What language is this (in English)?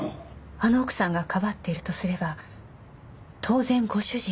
Japanese